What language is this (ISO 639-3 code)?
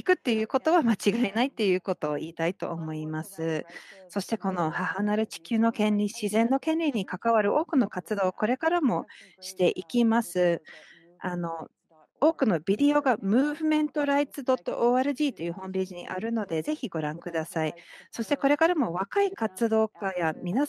jpn